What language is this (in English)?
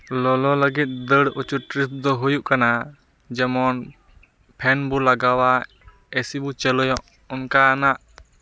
Santali